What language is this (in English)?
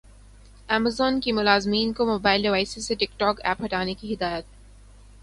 Urdu